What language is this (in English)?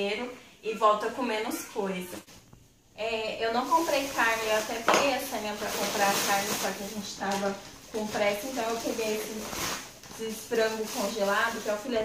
Portuguese